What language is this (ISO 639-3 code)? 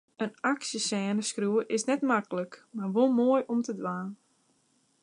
fry